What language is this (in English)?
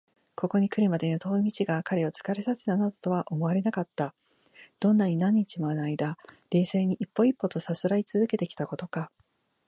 Japanese